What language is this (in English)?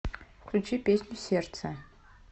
Russian